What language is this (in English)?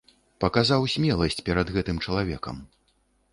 Belarusian